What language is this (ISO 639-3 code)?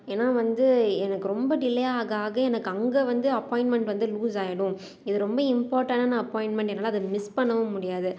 tam